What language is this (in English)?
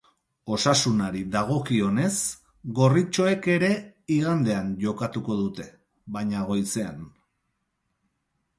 Basque